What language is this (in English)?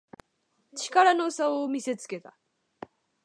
Japanese